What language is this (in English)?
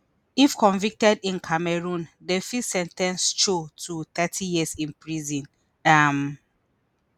Nigerian Pidgin